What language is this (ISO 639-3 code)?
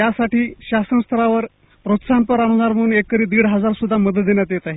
mar